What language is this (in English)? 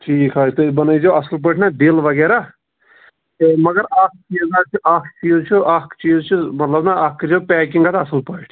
Kashmiri